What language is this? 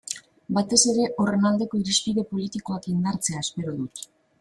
Basque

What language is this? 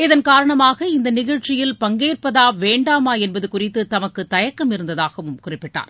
Tamil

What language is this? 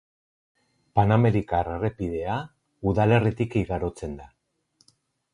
Basque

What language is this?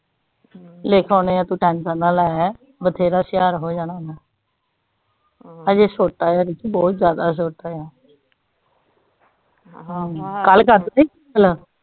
Punjabi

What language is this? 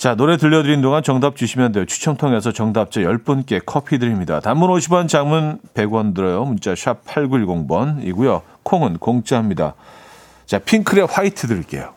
Korean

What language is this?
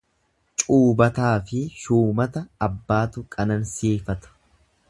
Oromo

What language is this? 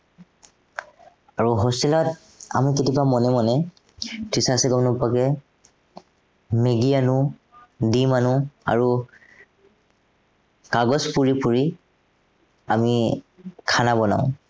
Assamese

